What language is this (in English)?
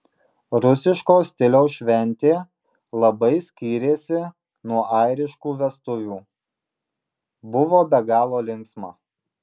Lithuanian